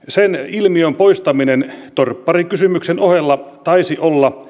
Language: Finnish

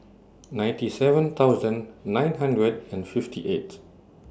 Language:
English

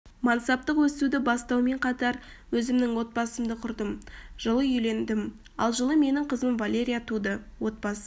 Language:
Kazakh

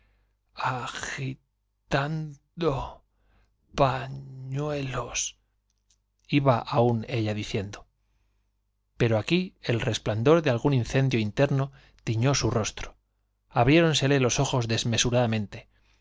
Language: Spanish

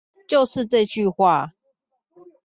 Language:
Chinese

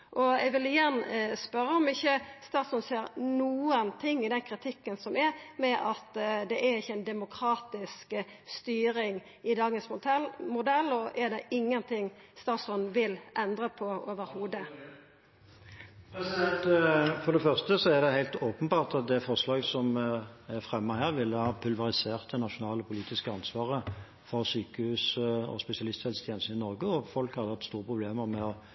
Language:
Norwegian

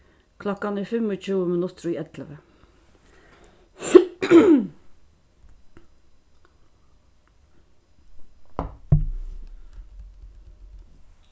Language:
Faroese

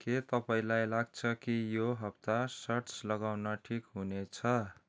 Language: Nepali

